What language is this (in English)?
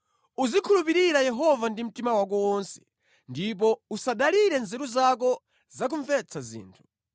Nyanja